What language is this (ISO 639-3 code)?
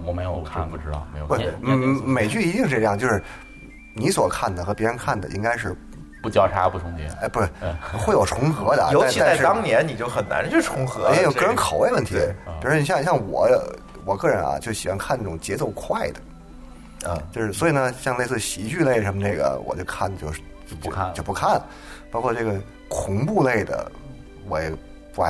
zho